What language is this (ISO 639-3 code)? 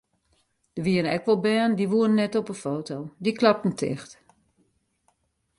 fry